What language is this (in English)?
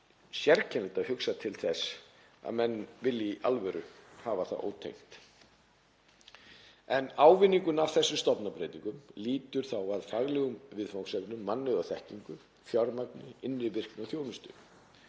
Icelandic